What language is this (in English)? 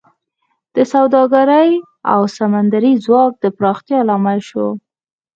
Pashto